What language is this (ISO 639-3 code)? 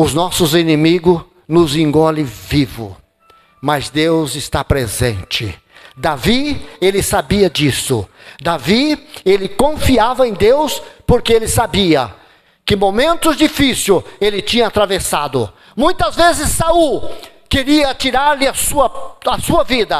por